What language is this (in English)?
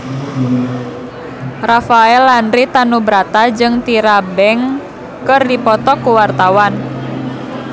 Sundanese